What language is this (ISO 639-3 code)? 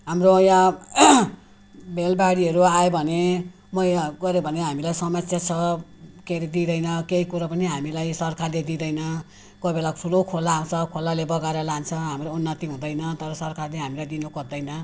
nep